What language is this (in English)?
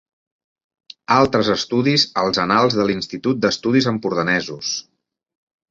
Catalan